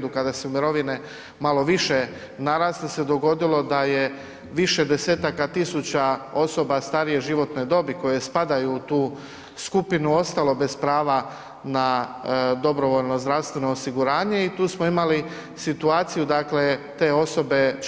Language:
Croatian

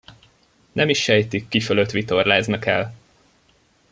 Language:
Hungarian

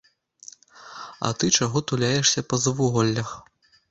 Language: Belarusian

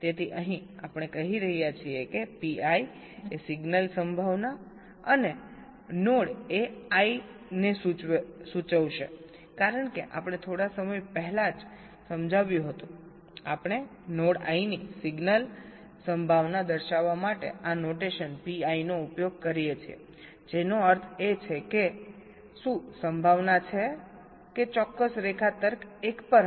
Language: Gujarati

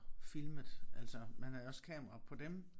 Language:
Danish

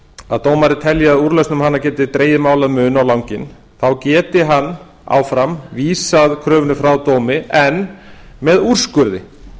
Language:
Icelandic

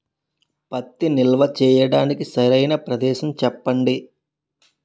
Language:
Telugu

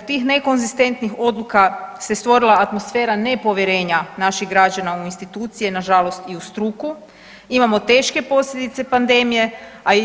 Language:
Croatian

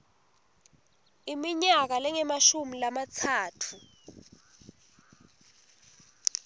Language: Swati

